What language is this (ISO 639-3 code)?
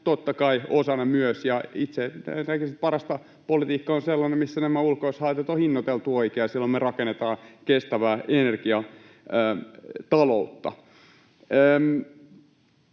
fin